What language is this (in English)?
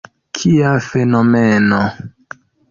Esperanto